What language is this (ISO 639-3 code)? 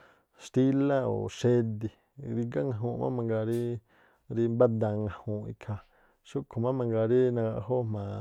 tpl